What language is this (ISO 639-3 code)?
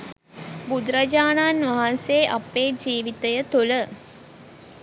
sin